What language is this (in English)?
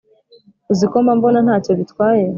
Kinyarwanda